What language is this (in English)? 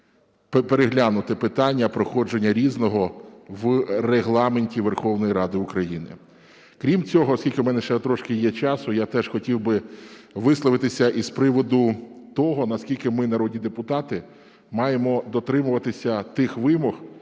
Ukrainian